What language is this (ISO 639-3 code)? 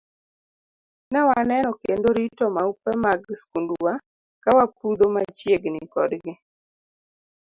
luo